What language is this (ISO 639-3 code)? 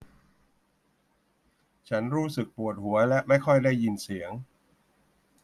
tha